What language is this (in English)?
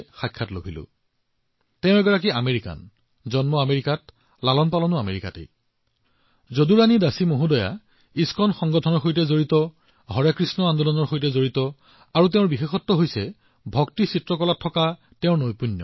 Assamese